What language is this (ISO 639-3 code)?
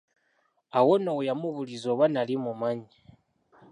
lug